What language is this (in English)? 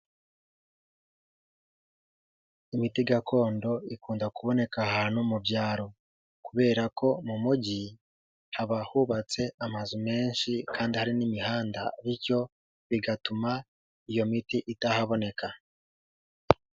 Kinyarwanda